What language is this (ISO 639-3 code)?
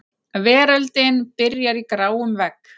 isl